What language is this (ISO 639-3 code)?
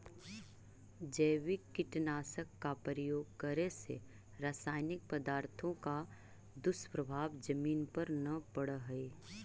mag